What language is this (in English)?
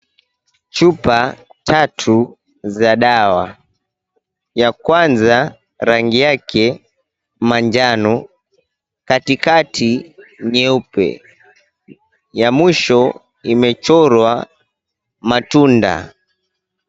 Swahili